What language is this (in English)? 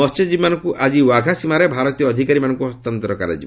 Odia